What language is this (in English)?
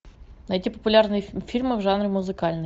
Russian